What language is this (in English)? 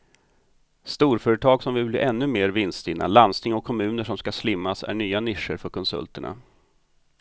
Swedish